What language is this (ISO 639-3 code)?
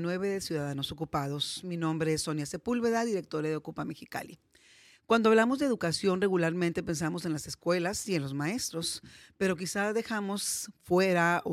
spa